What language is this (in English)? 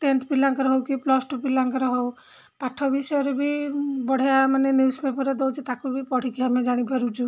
Odia